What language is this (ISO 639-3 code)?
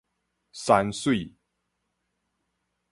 nan